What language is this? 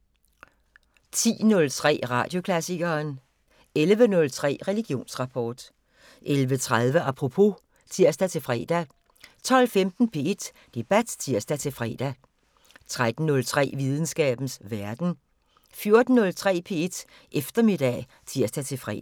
Danish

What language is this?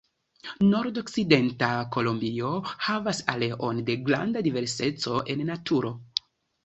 Esperanto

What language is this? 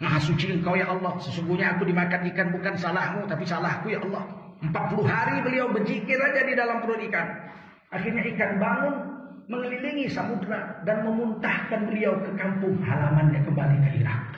Indonesian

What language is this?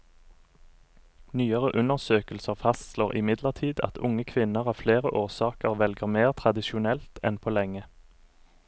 Norwegian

